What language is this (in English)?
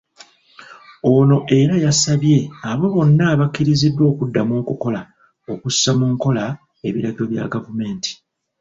Ganda